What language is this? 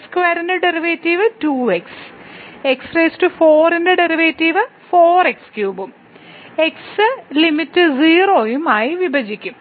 Malayalam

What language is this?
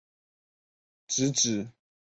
Chinese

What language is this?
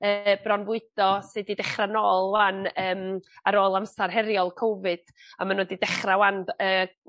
Welsh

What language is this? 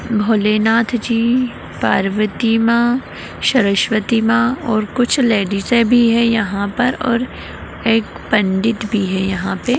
Magahi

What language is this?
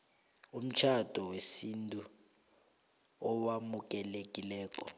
South Ndebele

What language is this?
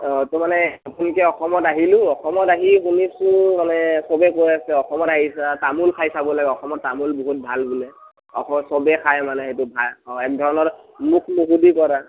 Assamese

